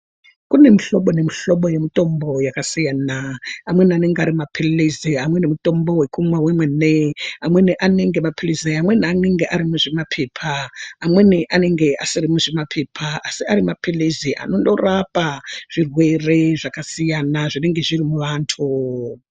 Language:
Ndau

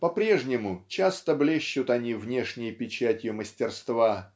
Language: Russian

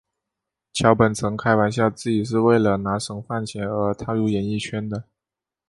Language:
Chinese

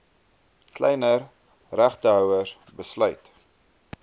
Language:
Afrikaans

